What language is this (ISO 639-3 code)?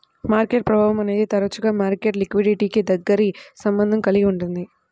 tel